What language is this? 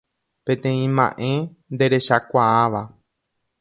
Guarani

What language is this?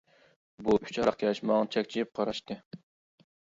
Uyghur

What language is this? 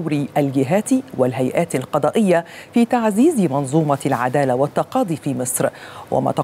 Arabic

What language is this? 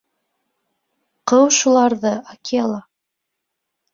Bashkir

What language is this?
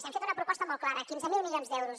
Catalan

